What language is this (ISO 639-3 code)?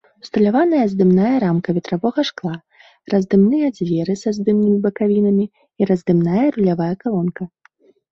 bel